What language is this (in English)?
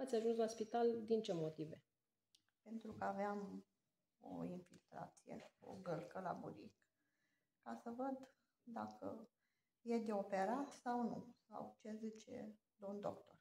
Romanian